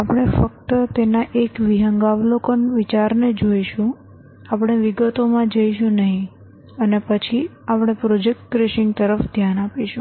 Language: Gujarati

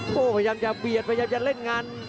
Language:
Thai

